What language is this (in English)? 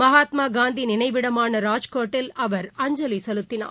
Tamil